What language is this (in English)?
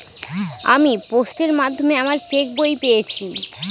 Bangla